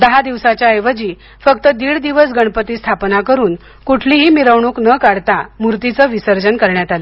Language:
Marathi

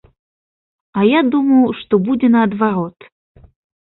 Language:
Belarusian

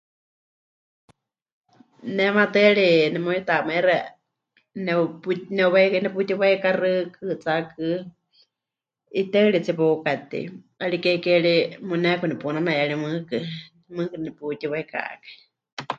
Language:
Huichol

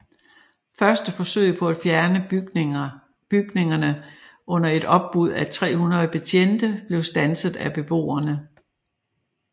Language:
Danish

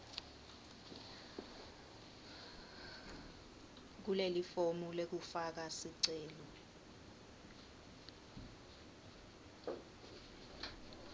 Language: Swati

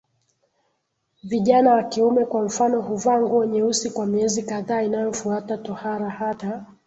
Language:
Swahili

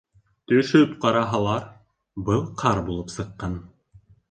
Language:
Bashkir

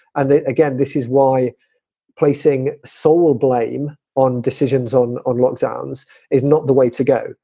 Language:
English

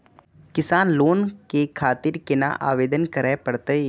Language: Maithili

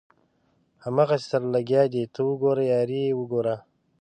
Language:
Pashto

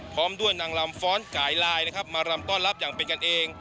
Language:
Thai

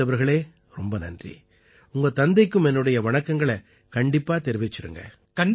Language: Tamil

